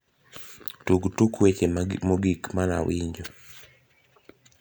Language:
Luo (Kenya and Tanzania)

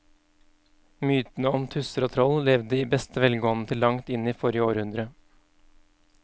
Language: Norwegian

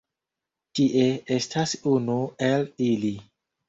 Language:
Esperanto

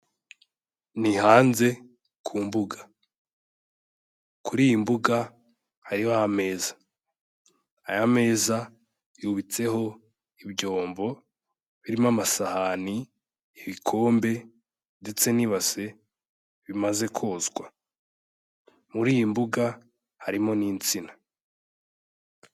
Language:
Kinyarwanda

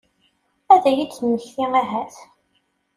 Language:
Kabyle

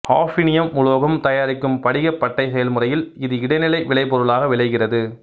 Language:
Tamil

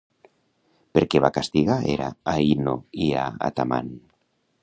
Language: Catalan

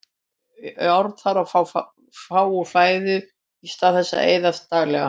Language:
Icelandic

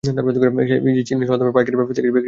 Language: Bangla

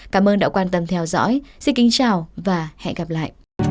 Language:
Vietnamese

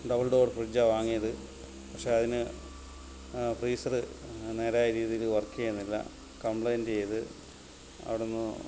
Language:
Malayalam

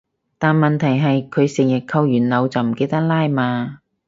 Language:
Cantonese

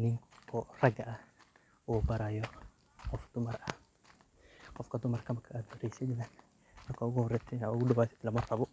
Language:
Somali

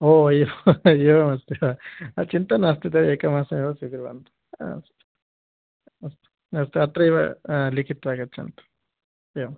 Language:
Sanskrit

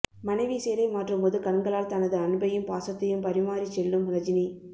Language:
Tamil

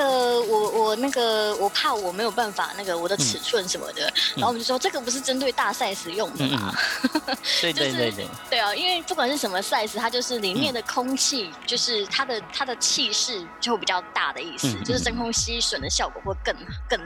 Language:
Chinese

